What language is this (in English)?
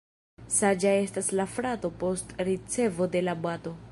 Esperanto